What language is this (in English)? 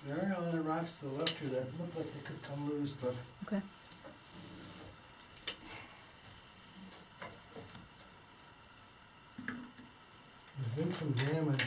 English